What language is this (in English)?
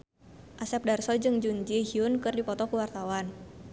Sundanese